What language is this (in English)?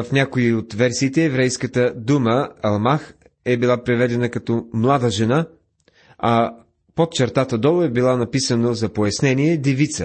Bulgarian